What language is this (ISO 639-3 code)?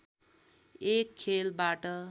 nep